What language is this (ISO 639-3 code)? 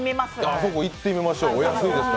jpn